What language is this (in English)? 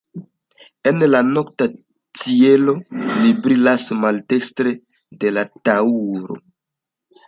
Esperanto